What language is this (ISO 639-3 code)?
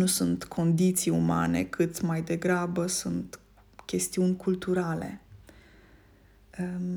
ron